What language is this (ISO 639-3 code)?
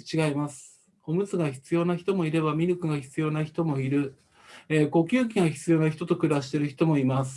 jpn